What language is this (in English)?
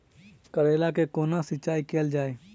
Maithili